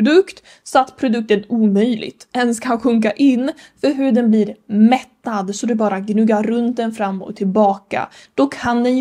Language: Swedish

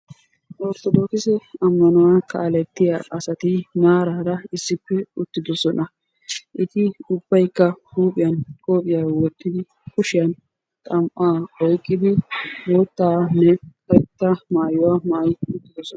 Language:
Wolaytta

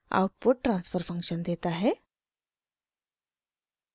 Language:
Hindi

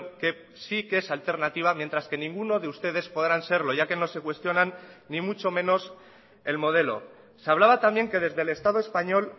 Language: Spanish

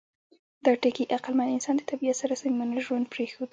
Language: Pashto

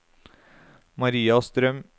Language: Norwegian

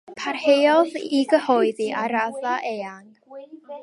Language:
Welsh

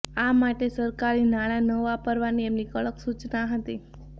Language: Gujarati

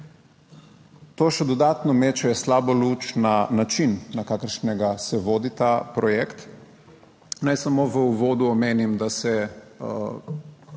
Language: Slovenian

